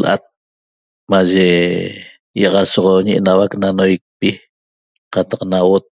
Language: Toba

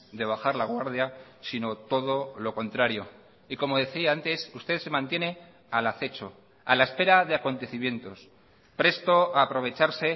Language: Spanish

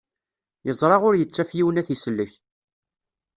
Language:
Kabyle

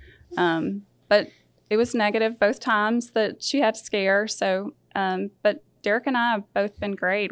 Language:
English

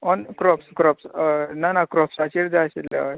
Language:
Konkani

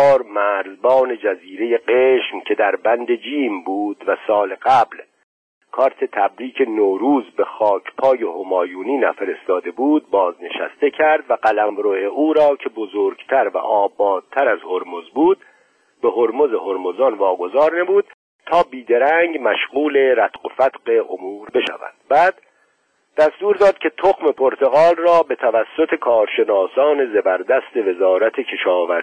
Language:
Persian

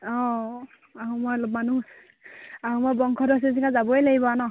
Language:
Assamese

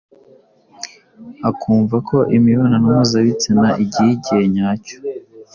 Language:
Kinyarwanda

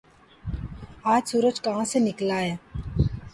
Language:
Urdu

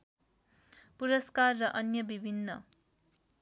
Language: Nepali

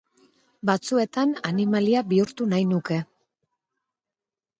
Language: Basque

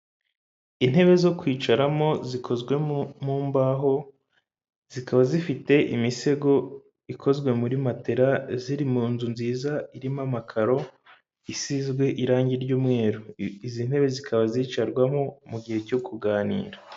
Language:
Kinyarwanda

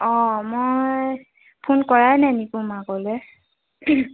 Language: Assamese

